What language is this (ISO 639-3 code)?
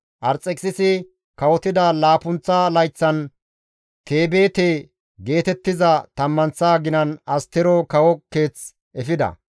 gmv